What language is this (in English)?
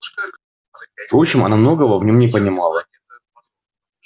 Russian